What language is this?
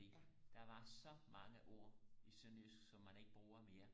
Danish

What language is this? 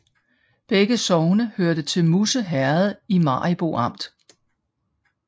Danish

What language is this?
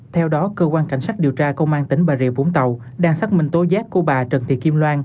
Vietnamese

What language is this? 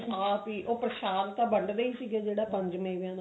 Punjabi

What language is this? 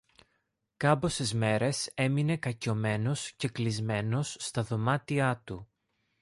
Greek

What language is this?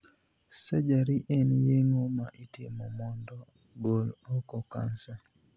Luo (Kenya and Tanzania)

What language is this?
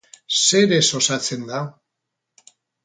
Basque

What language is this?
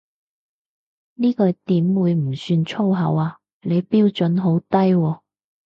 Cantonese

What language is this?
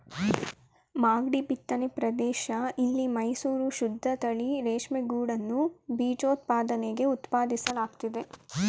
Kannada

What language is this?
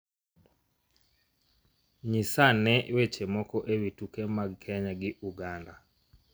Luo (Kenya and Tanzania)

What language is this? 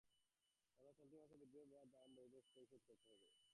Bangla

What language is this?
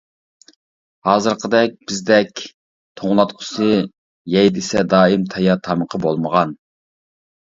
Uyghur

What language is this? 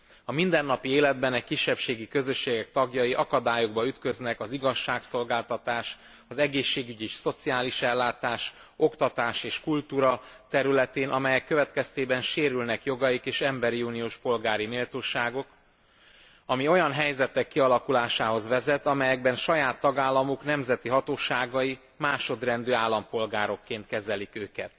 Hungarian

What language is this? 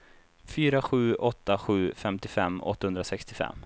Swedish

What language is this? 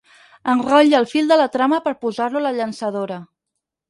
Catalan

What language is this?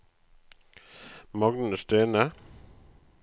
Norwegian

